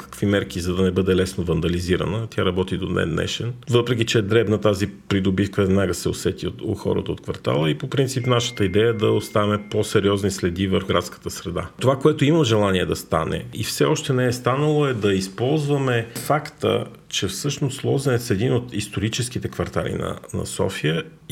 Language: Bulgarian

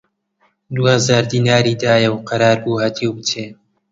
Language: Central Kurdish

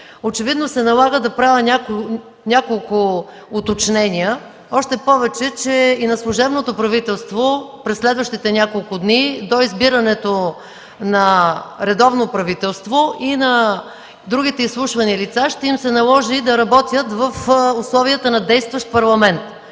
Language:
Bulgarian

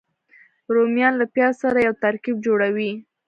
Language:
Pashto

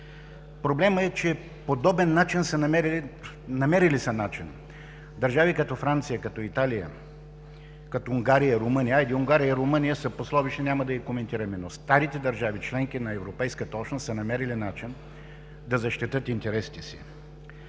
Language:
Bulgarian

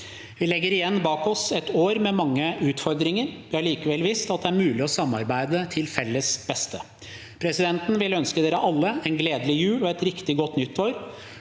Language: Norwegian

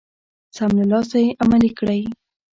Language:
Pashto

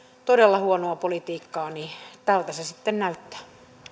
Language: Finnish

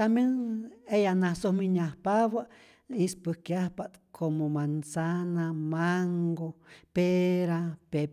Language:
Rayón Zoque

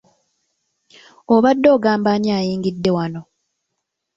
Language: Ganda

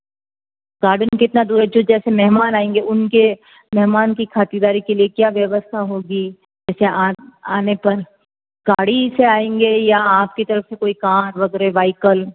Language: Hindi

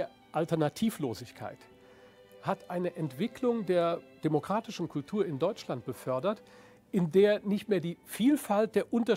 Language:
German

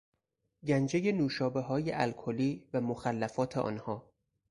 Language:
Persian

